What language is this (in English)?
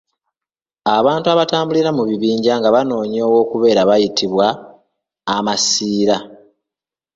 Ganda